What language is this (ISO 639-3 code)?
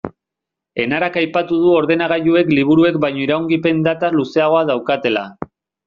eus